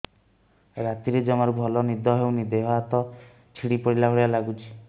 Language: Odia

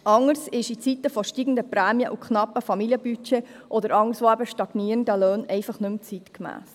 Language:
Swiss German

